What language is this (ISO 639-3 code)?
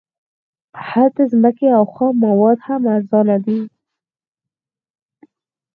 pus